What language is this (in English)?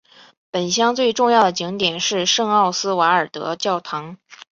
Chinese